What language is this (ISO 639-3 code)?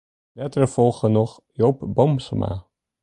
fry